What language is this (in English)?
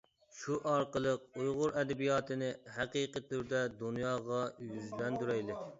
Uyghur